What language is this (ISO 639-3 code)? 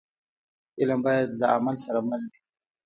pus